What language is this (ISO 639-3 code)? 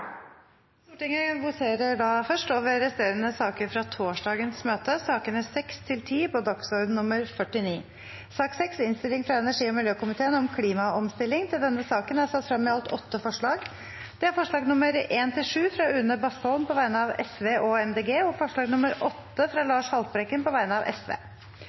nno